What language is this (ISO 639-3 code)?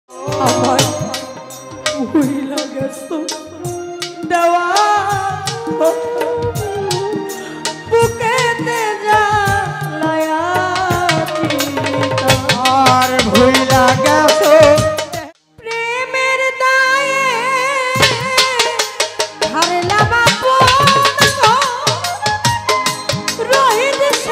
ara